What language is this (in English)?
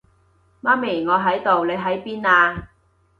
Cantonese